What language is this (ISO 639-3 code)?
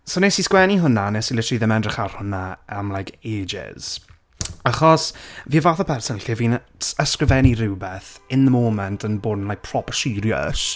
cym